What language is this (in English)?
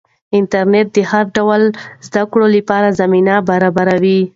Pashto